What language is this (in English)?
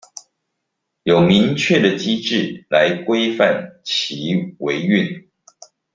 Chinese